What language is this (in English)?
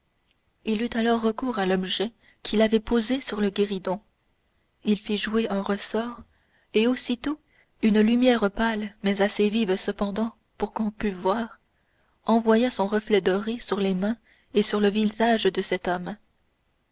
French